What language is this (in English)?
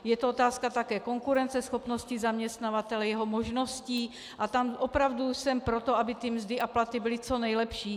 Czech